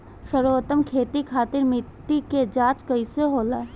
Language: Bhojpuri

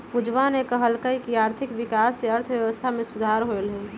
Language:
Magahi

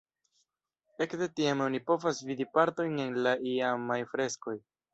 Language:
Esperanto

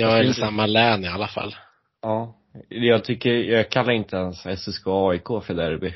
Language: Swedish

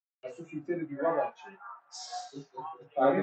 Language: Persian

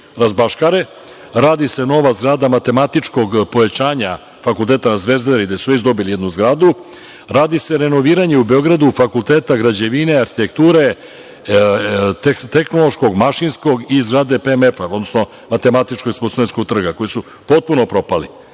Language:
Serbian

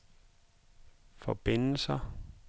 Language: Danish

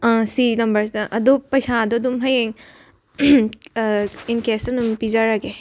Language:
Manipuri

